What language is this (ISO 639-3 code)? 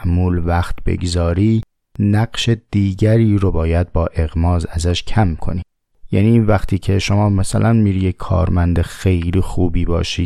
fas